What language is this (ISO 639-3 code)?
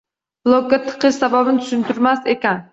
uzb